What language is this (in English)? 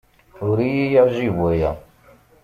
Kabyle